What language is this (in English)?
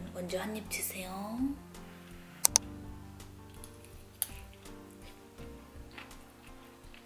Korean